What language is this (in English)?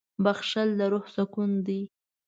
Pashto